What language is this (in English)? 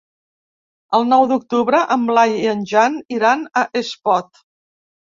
Catalan